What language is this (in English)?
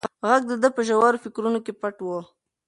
Pashto